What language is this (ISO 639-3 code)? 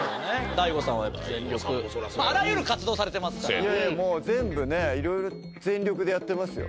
jpn